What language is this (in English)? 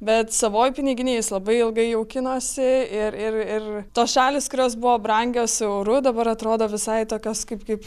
Lithuanian